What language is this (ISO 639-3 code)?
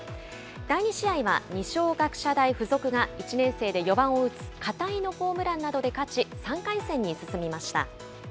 jpn